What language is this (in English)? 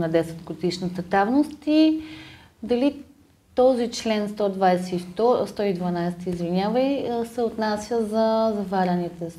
Bulgarian